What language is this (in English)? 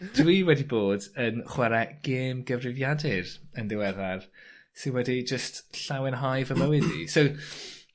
Welsh